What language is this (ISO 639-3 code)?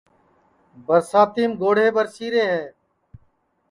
ssi